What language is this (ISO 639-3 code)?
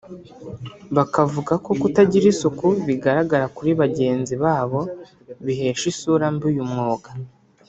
kin